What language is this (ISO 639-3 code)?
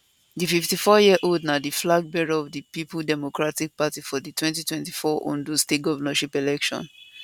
pcm